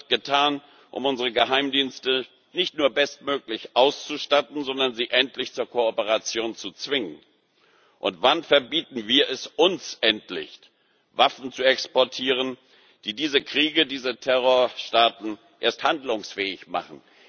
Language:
German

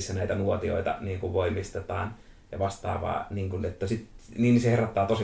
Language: Finnish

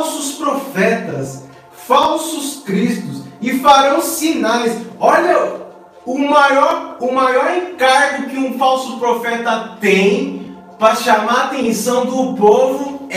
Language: Portuguese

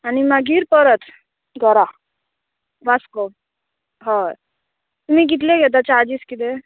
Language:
Konkani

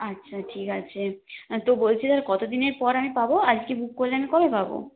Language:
Bangla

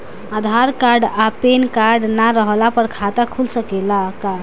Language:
Bhojpuri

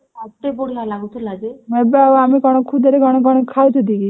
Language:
Odia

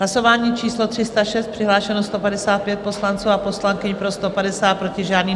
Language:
Czech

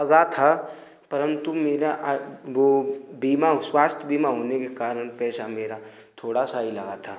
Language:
Hindi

